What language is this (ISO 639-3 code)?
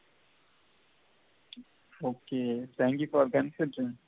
tam